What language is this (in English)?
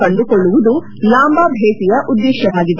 Kannada